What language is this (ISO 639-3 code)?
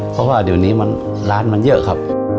tha